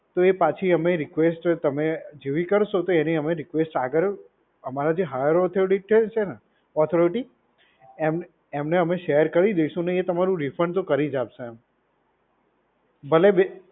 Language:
Gujarati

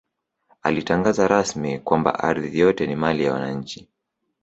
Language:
Swahili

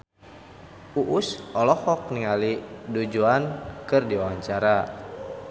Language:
Sundanese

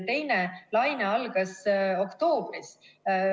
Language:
Estonian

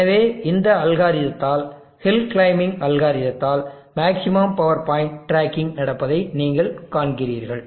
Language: Tamil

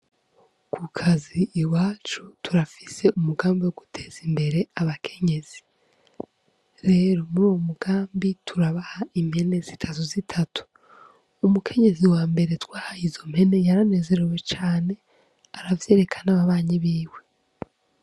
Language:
Rundi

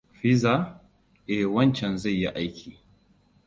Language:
Hausa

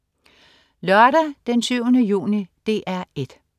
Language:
Danish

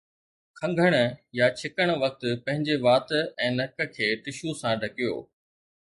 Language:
Sindhi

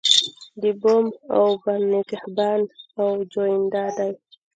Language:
Pashto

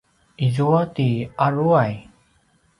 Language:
Paiwan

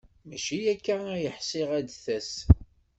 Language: Kabyle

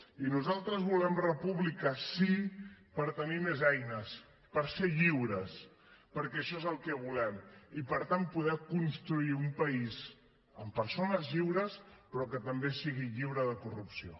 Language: Catalan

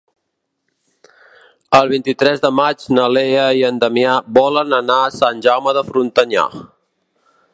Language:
Catalan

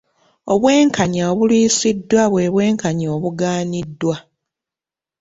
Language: Ganda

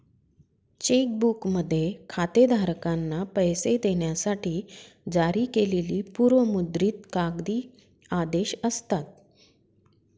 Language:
Marathi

